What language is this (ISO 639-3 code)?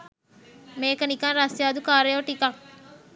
sin